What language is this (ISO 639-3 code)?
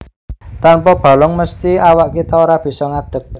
jav